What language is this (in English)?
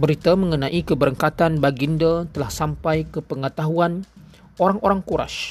Malay